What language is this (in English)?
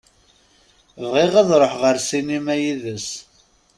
Kabyle